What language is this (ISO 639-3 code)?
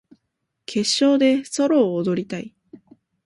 jpn